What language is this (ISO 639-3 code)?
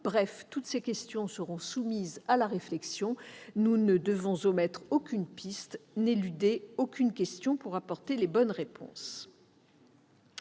fra